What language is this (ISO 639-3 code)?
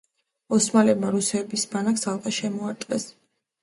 kat